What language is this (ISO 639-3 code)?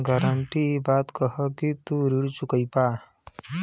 bho